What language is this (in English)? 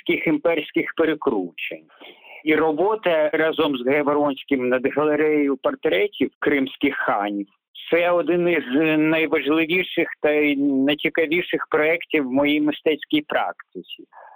Ukrainian